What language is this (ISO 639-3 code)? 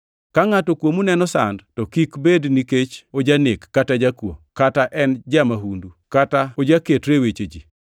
luo